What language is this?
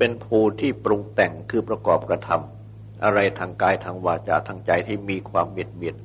Thai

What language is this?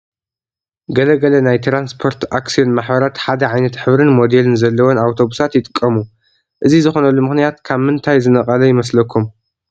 Tigrinya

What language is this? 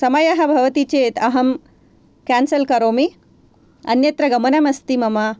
Sanskrit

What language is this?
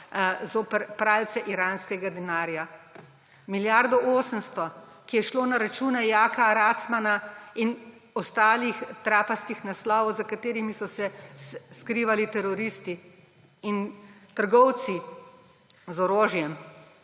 Slovenian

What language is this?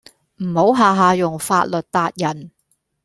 Cantonese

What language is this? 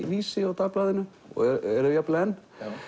Icelandic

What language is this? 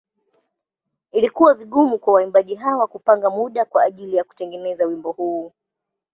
Swahili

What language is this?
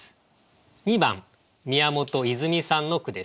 Japanese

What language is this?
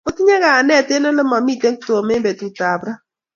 Kalenjin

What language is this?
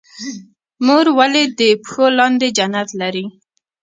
Pashto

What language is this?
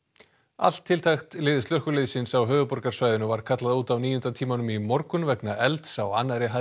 Icelandic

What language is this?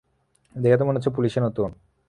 Bangla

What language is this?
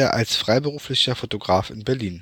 German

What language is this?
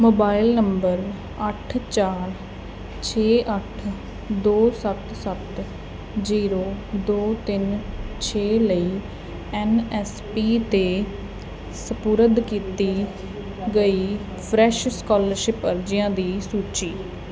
Punjabi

